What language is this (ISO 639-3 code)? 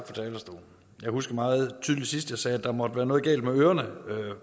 dan